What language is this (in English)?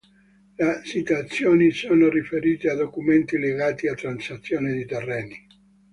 Italian